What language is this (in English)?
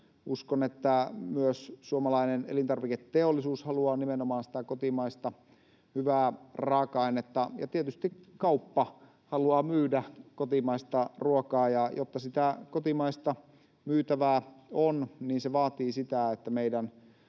Finnish